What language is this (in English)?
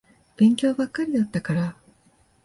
Japanese